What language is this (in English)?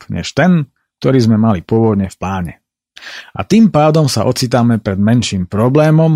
Slovak